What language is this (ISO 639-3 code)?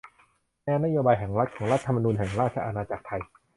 tha